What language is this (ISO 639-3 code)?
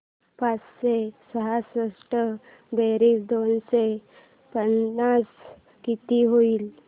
mar